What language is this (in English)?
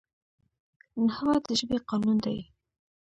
Pashto